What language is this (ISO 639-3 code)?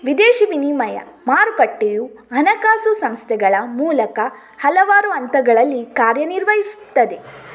kan